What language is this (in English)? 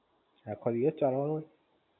Gujarati